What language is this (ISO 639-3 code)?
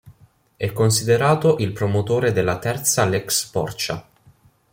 ita